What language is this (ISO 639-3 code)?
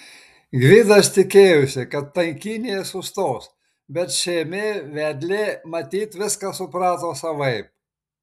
lit